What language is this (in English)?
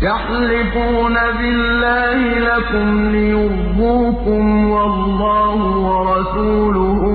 Arabic